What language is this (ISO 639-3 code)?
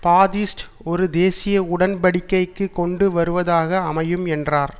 tam